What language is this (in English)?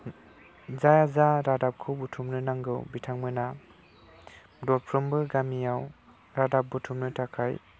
Bodo